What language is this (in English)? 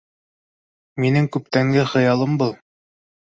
Bashkir